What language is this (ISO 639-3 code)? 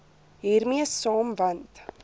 afr